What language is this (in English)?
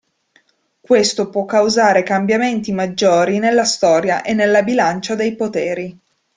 Italian